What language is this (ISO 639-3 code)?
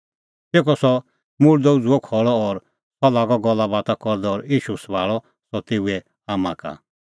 kfx